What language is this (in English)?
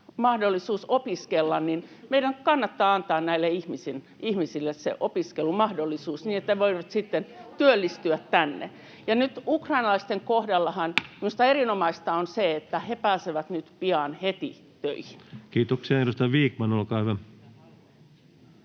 Finnish